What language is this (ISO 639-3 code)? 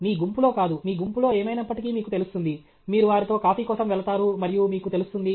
tel